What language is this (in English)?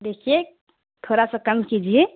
Urdu